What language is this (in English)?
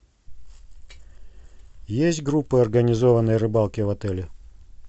Russian